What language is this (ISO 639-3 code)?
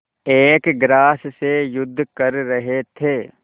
hin